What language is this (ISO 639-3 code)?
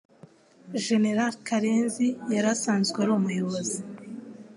kin